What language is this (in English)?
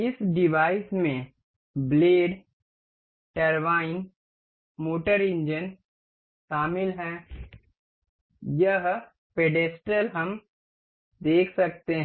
Hindi